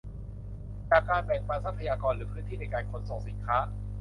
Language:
Thai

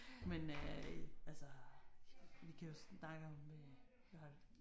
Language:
Danish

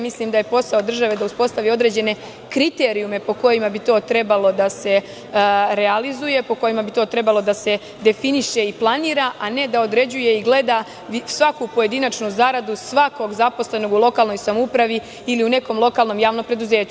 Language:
Serbian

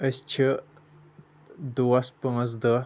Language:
Kashmiri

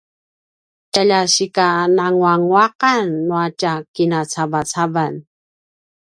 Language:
Paiwan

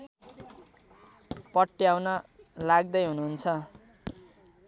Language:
Nepali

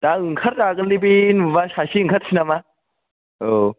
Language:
Bodo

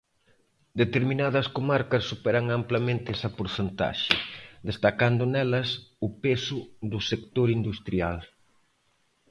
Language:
Galician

